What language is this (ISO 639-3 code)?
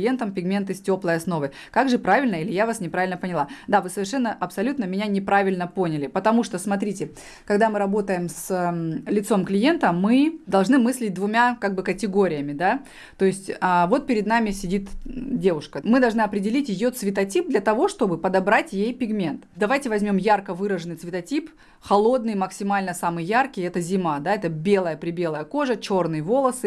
rus